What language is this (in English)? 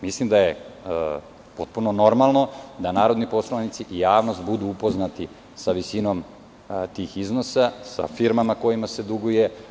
Serbian